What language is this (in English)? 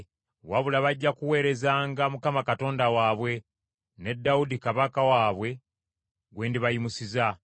Ganda